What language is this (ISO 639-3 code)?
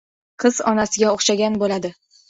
uzb